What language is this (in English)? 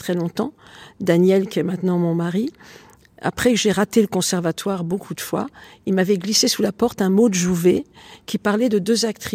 French